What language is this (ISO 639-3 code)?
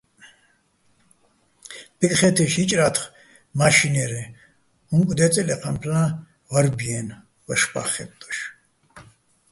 bbl